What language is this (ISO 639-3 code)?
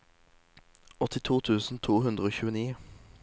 nor